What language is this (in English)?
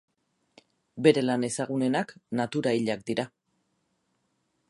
Basque